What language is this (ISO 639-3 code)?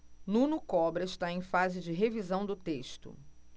por